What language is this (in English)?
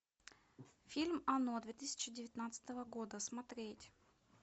Russian